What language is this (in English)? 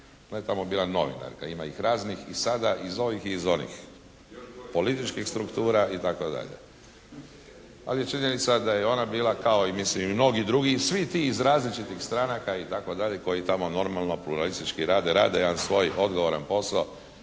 Croatian